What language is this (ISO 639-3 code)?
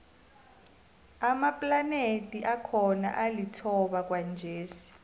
nbl